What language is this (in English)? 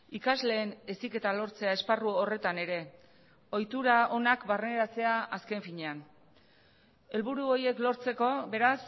Basque